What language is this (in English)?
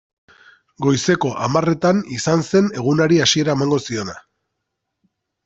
Basque